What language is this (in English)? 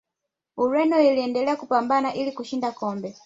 Swahili